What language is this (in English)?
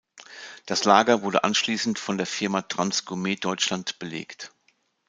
German